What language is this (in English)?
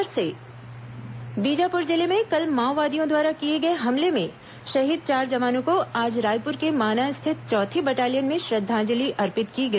Hindi